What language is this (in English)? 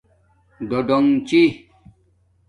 Domaaki